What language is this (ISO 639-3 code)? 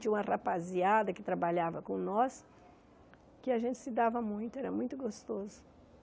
por